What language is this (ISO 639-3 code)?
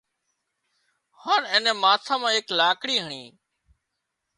kxp